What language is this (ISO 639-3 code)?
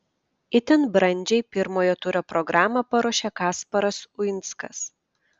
lit